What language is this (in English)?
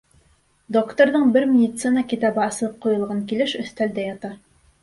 Bashkir